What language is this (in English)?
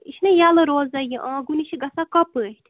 Kashmiri